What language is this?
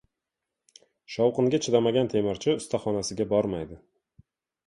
Uzbek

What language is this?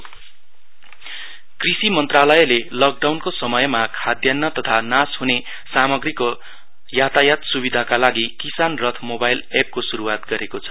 Nepali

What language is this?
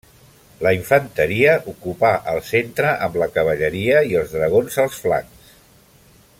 Catalan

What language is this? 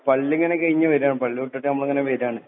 Malayalam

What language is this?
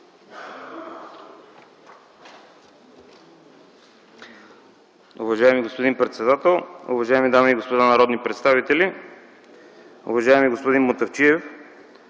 Bulgarian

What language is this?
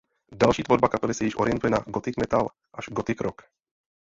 Czech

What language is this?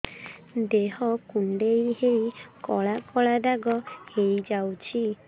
Odia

